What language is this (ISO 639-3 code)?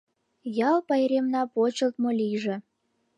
chm